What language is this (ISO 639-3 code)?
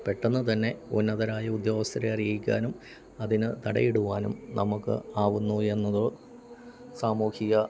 mal